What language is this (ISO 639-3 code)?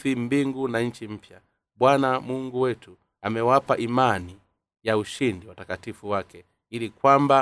swa